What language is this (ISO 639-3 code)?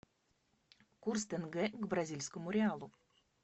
rus